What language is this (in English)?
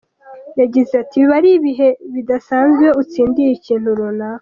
Kinyarwanda